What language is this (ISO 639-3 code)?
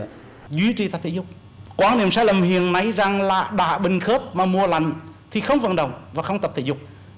vie